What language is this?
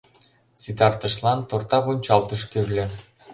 Mari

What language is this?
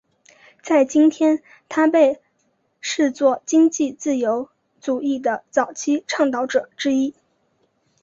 Chinese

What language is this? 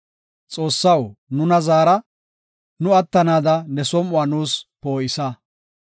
Gofa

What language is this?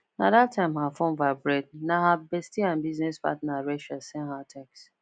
Nigerian Pidgin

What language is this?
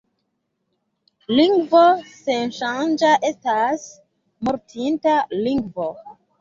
Esperanto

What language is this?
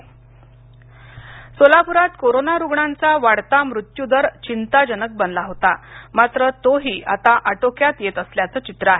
Marathi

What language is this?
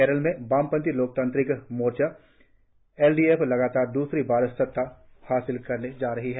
Hindi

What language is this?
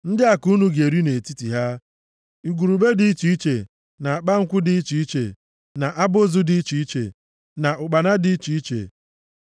Igbo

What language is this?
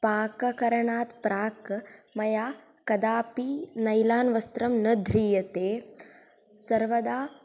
Sanskrit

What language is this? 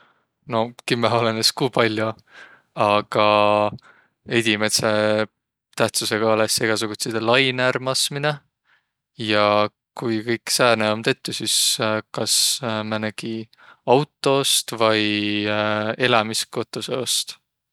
Võro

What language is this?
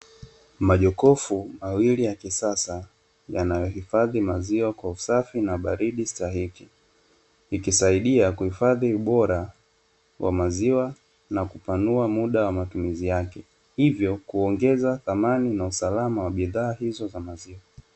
Swahili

